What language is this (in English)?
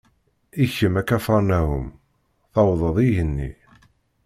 Kabyle